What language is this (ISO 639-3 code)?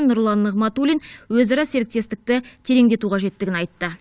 kaz